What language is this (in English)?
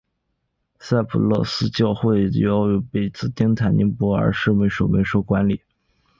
Chinese